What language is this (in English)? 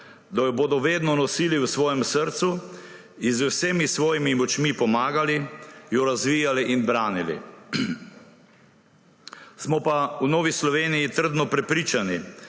Slovenian